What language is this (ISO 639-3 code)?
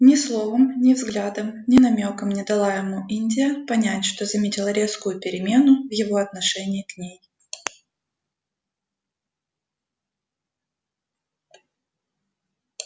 rus